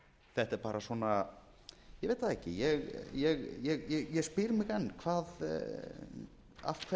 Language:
Icelandic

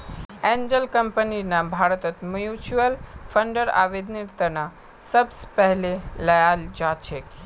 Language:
Magahi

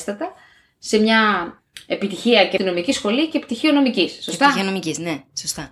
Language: Greek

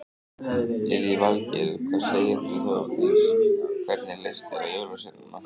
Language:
Icelandic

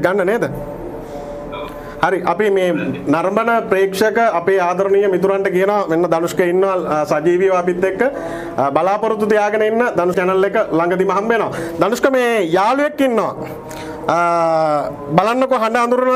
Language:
Indonesian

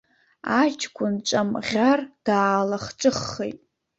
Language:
Abkhazian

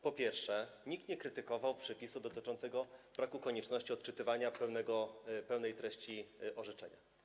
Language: Polish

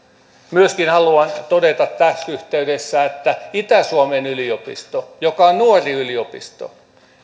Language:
Finnish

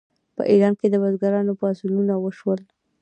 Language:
Pashto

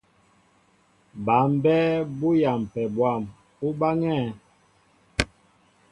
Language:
Mbo (Cameroon)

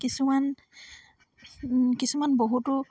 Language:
Assamese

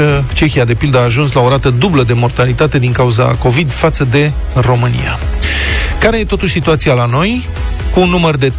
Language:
Romanian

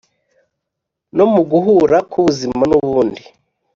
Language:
Kinyarwanda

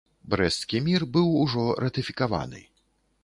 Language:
Belarusian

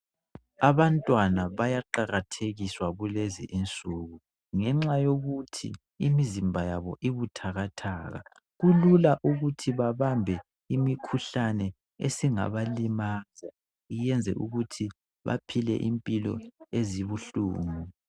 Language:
North Ndebele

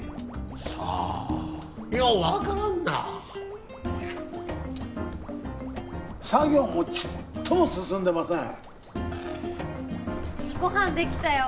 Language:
Japanese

